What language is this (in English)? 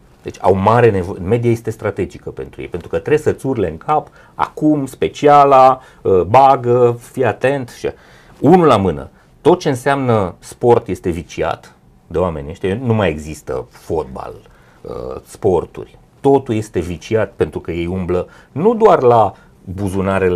Romanian